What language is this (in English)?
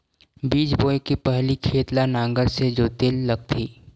Chhattisgarhi